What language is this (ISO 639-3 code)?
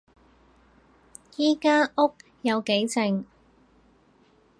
yue